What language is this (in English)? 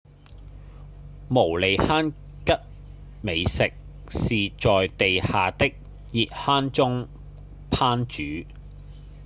Cantonese